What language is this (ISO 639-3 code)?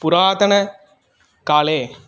san